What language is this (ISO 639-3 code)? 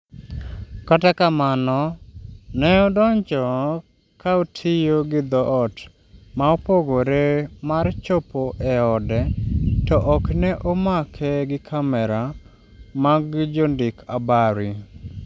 luo